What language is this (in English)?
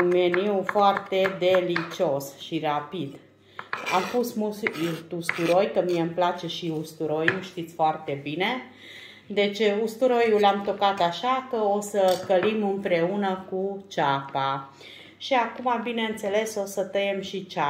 Romanian